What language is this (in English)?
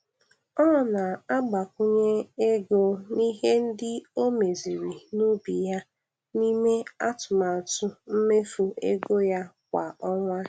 Igbo